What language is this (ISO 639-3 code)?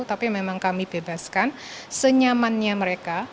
ind